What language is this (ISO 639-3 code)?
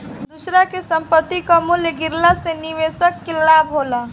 bho